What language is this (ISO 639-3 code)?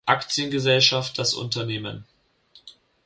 deu